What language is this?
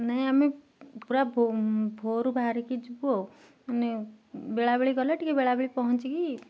Odia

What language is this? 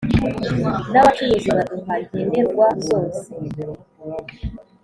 Kinyarwanda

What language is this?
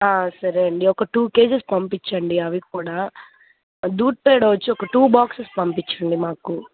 Telugu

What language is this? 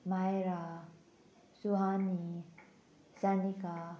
Konkani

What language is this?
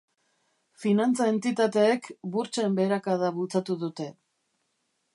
Basque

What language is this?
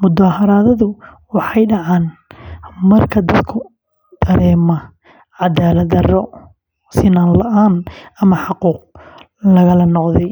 Somali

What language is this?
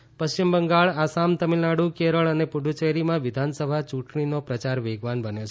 Gujarati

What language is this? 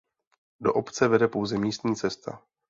Czech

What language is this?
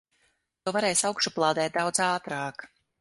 Latvian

